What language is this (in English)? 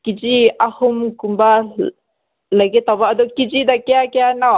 Manipuri